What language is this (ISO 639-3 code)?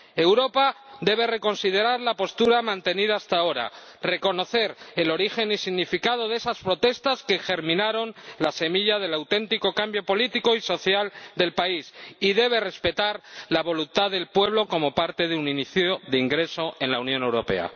spa